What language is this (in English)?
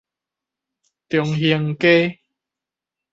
Min Nan Chinese